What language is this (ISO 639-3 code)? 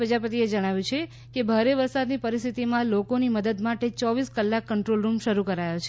guj